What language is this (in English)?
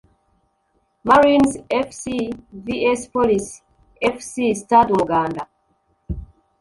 Kinyarwanda